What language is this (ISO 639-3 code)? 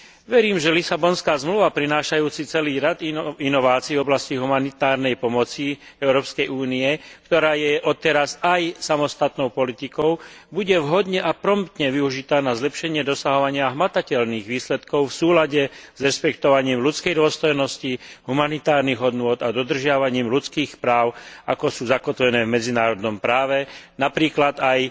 slk